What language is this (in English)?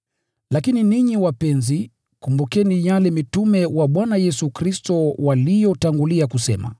Swahili